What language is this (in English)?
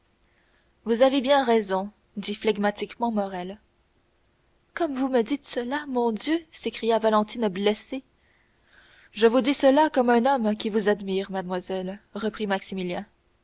French